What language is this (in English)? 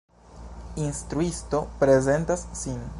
Esperanto